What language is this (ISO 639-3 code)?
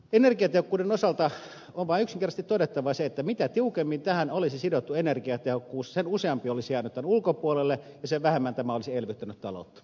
fin